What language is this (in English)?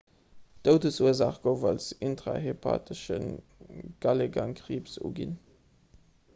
Luxembourgish